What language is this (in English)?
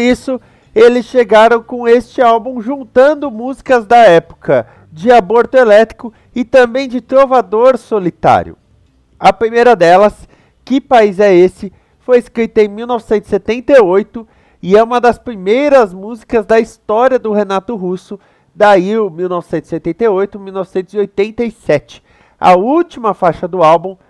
Portuguese